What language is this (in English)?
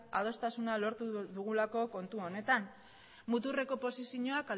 Basque